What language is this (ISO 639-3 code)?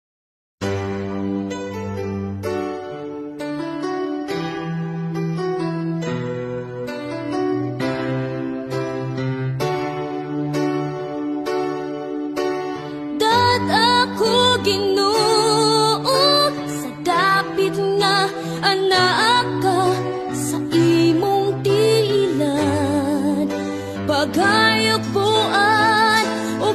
ind